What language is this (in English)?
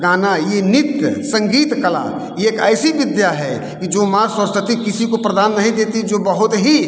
Hindi